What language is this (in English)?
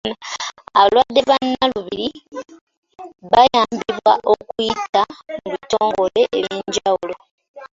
Ganda